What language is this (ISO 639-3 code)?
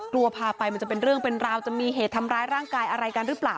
tha